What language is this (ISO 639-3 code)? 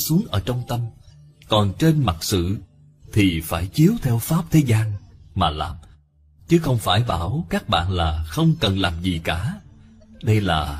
vie